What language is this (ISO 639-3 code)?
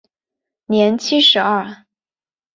zho